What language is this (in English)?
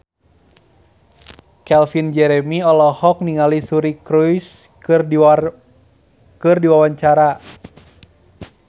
Sundanese